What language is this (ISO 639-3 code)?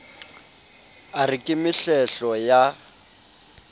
sot